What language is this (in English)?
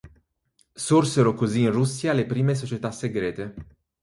Italian